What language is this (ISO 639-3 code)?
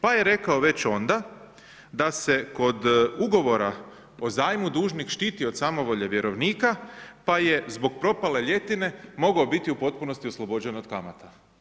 hrv